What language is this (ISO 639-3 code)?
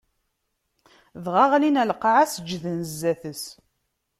kab